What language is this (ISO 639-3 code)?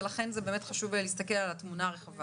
heb